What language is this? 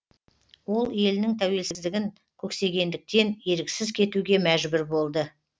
Kazakh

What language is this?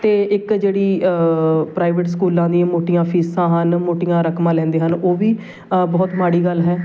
Punjabi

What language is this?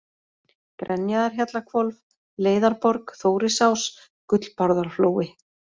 Icelandic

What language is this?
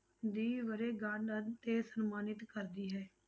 Punjabi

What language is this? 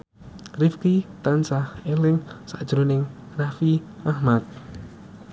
Javanese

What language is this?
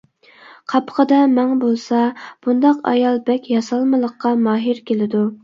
Uyghur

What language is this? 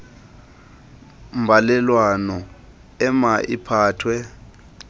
Xhosa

